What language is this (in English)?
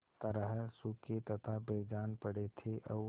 Hindi